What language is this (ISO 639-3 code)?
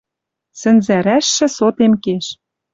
mrj